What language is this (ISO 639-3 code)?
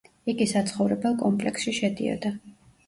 kat